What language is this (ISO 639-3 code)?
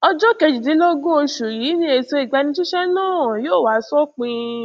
yor